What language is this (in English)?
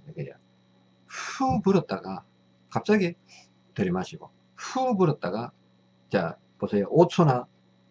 Korean